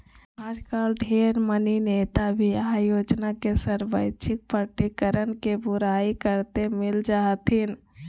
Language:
Magahi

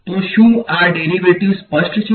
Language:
Gujarati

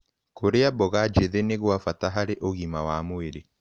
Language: Kikuyu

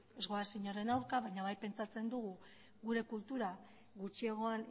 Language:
Basque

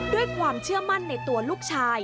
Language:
Thai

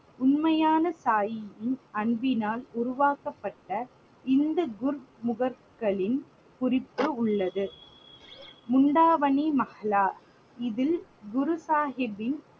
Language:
Tamil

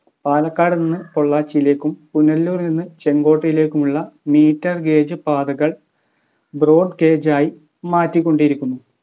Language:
Malayalam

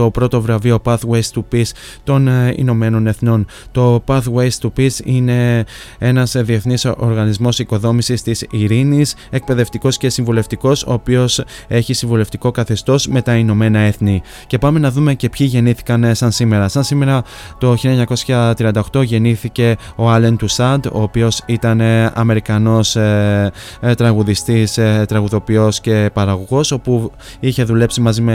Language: Greek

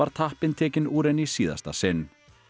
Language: Icelandic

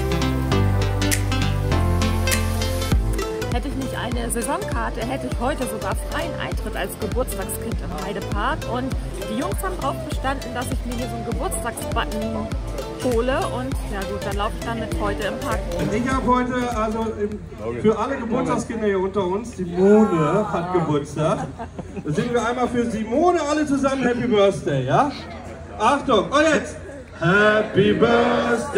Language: German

